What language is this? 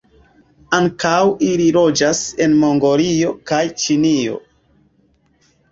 Esperanto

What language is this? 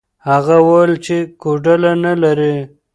Pashto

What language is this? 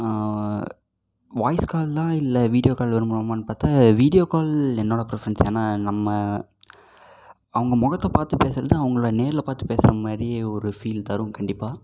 Tamil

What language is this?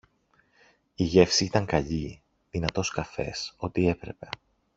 Greek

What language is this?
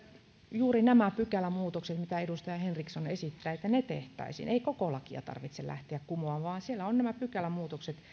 Finnish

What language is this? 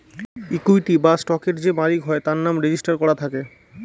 Bangla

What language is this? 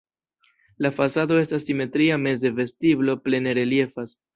Esperanto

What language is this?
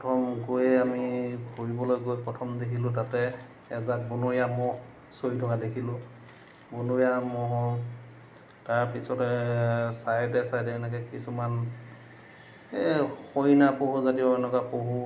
Assamese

